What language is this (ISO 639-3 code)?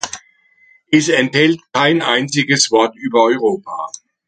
deu